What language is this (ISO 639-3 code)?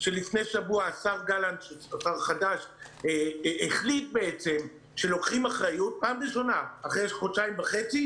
heb